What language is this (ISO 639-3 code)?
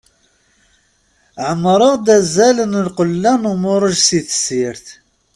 kab